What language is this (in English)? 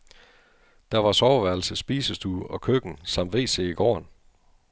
Danish